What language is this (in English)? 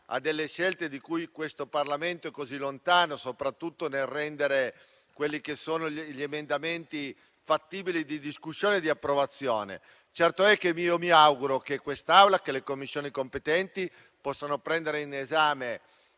Italian